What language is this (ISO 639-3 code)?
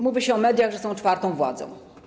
pol